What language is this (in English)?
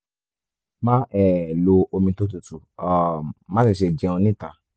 Yoruba